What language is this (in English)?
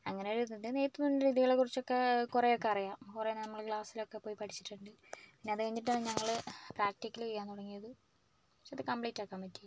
Malayalam